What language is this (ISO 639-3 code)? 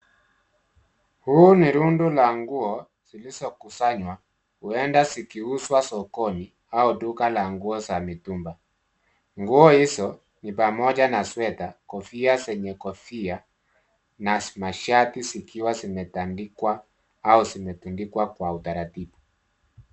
swa